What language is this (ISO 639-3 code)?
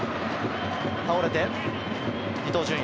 jpn